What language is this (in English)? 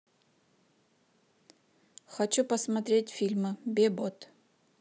Russian